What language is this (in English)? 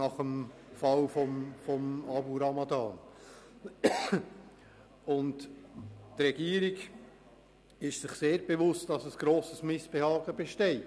Swiss German